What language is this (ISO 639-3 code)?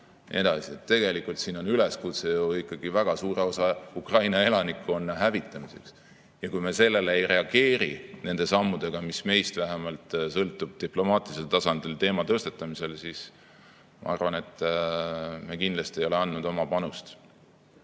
est